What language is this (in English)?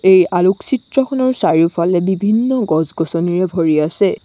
Assamese